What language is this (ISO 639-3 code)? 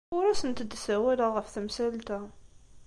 kab